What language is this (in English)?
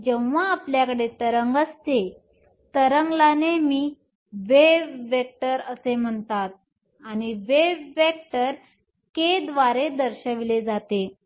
Marathi